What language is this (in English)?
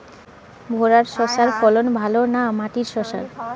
Bangla